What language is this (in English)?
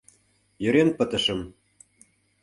Mari